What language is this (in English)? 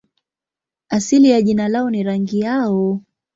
Swahili